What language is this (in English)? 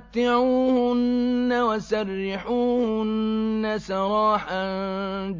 Arabic